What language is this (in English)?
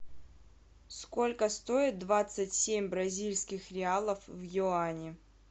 Russian